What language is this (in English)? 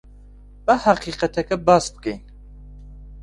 Central Kurdish